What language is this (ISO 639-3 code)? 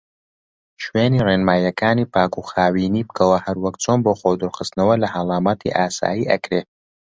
ckb